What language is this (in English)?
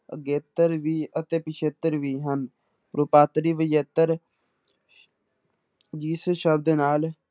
Punjabi